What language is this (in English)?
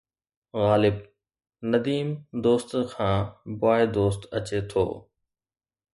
Sindhi